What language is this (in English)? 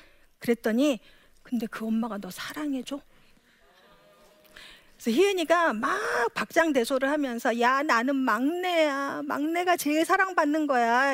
Korean